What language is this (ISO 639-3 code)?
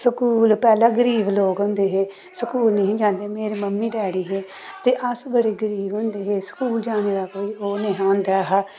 doi